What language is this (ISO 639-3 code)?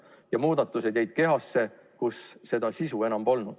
est